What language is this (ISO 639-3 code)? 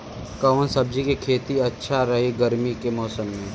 bho